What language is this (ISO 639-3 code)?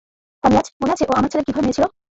ben